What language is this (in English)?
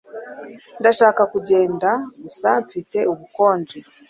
Kinyarwanda